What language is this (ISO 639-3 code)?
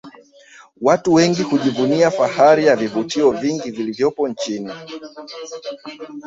swa